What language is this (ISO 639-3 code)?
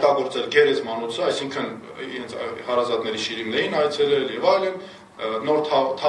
ron